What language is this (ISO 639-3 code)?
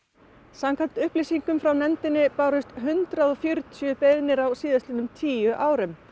isl